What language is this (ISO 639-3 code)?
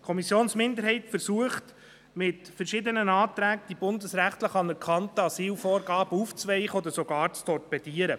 gsw